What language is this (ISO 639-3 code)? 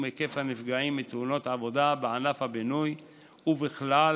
heb